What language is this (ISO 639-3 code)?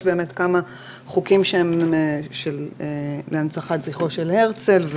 heb